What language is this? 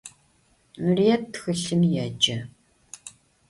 Adyghe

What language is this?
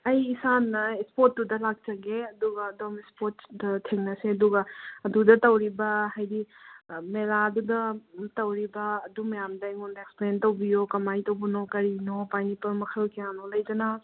Manipuri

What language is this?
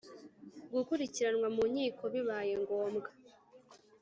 Kinyarwanda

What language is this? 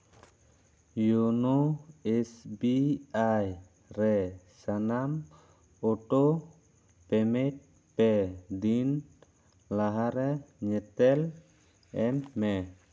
Santali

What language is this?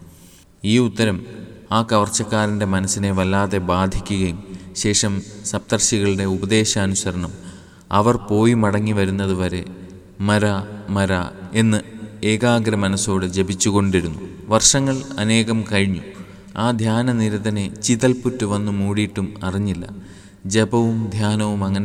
Malayalam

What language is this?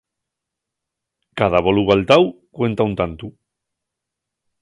Asturian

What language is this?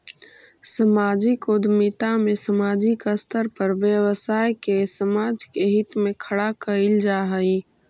Magahi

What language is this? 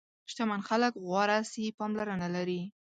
Pashto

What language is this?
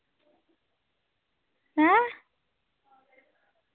Dogri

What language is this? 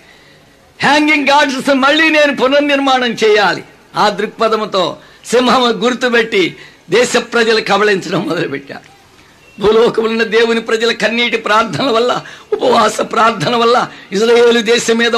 Telugu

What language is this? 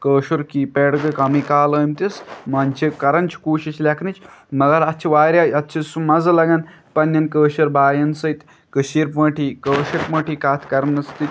Kashmiri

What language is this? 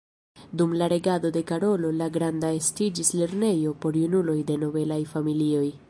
Esperanto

